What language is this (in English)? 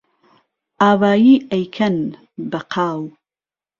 Central Kurdish